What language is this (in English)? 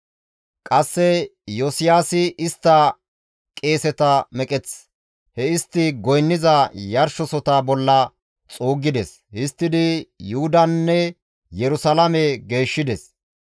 Gamo